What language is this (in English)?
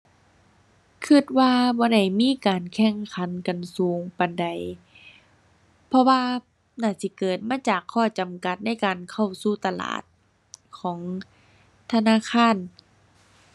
Thai